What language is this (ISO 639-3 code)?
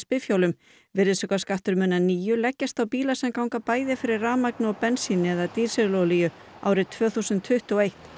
isl